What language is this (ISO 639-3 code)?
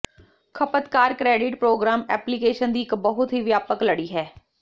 pan